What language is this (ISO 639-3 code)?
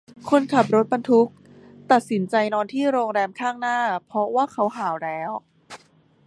tha